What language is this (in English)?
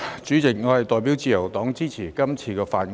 Cantonese